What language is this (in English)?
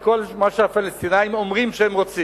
Hebrew